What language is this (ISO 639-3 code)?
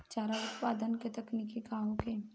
bho